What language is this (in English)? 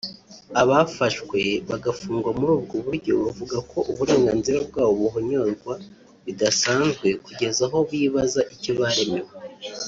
Kinyarwanda